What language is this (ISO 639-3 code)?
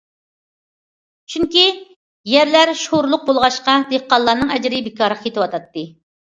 uig